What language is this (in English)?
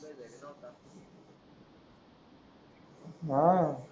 Marathi